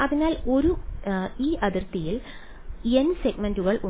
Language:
Malayalam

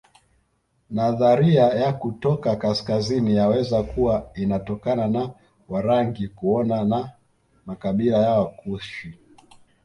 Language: Swahili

